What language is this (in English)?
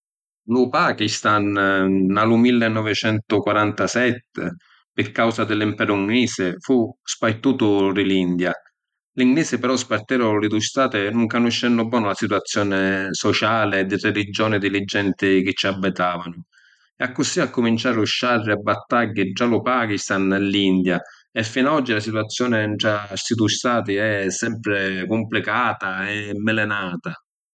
Sicilian